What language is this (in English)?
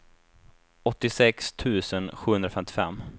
Swedish